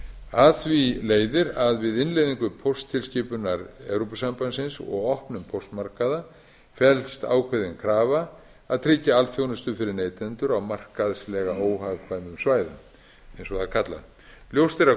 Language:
Icelandic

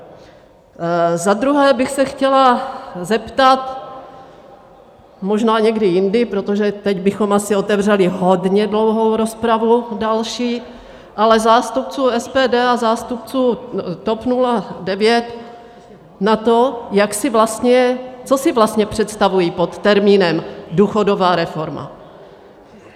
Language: Czech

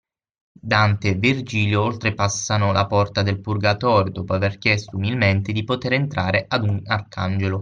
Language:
Italian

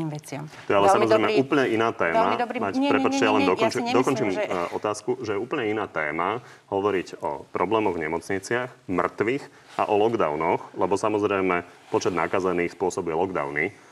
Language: Slovak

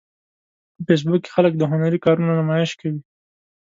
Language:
Pashto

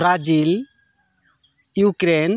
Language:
Santali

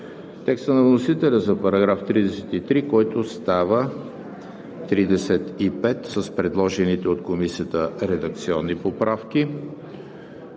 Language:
Bulgarian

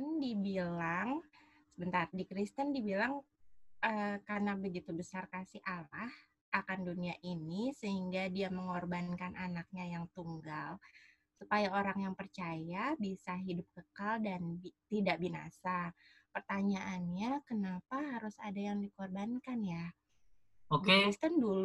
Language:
Indonesian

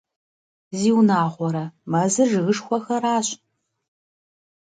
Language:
Kabardian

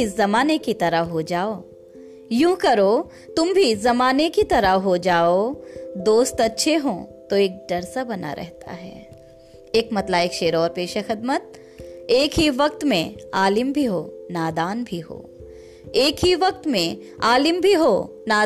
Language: Hindi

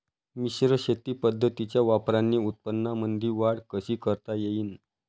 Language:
Marathi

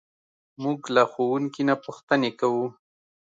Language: Pashto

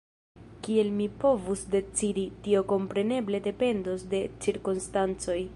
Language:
Esperanto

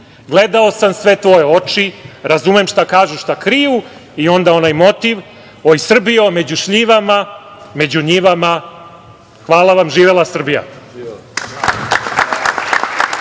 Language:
Serbian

